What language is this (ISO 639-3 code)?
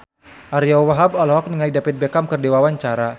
sun